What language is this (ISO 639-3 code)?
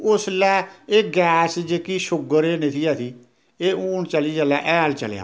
doi